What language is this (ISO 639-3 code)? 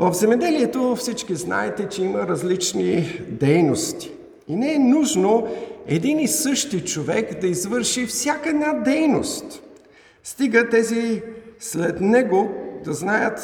bul